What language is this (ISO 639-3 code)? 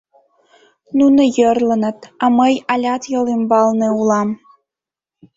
chm